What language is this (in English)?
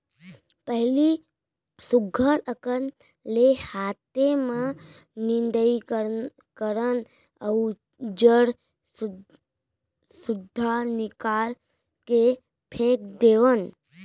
Chhattisgarhi